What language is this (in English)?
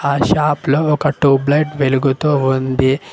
Telugu